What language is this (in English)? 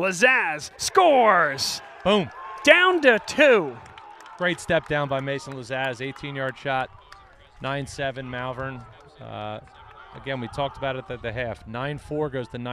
English